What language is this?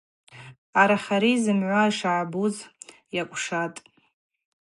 Abaza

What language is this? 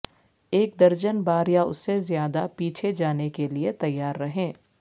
Urdu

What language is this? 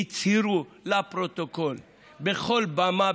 Hebrew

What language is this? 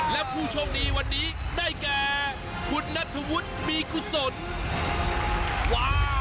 Thai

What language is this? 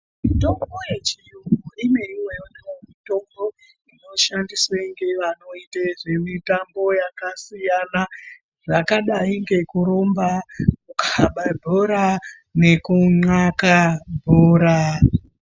Ndau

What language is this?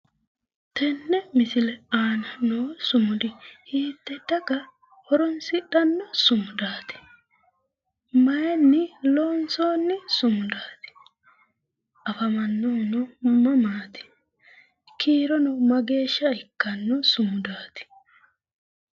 Sidamo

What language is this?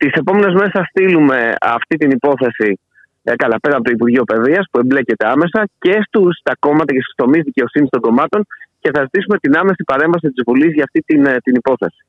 Greek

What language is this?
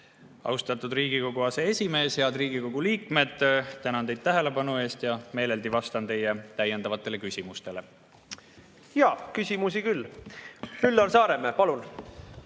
Estonian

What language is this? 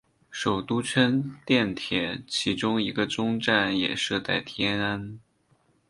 Chinese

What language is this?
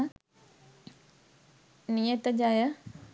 Sinhala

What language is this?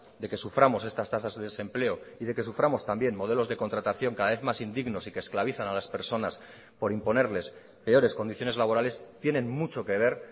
Spanish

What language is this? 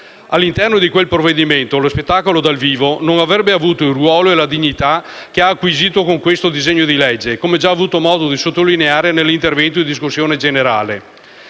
Italian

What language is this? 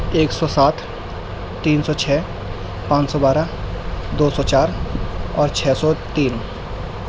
Urdu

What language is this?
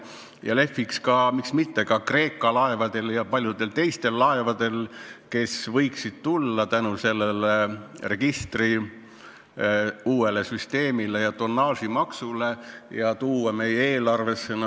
Estonian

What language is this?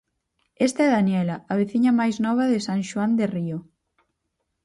Galician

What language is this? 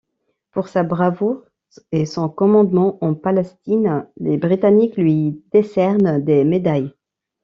French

